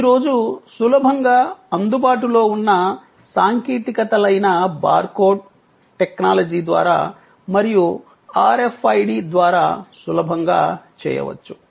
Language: Telugu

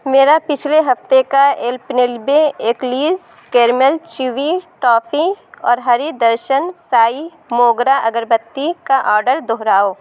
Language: Urdu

